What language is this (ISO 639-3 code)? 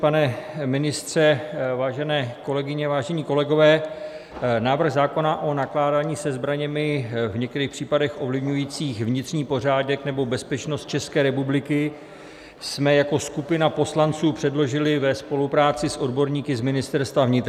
ces